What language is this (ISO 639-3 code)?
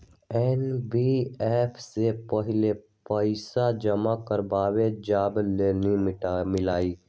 mag